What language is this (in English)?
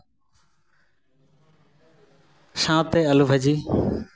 Santali